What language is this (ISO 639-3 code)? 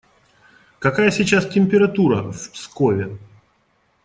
rus